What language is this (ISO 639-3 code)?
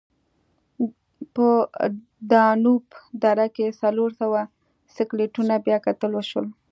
pus